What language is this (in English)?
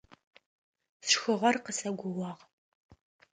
Adyghe